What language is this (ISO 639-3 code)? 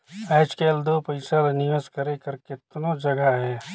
hne